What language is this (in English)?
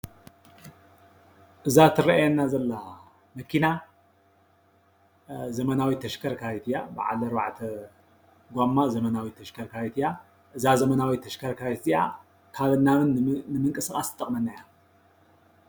Tigrinya